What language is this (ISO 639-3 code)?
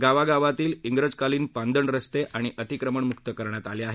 mar